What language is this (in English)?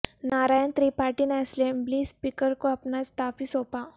Urdu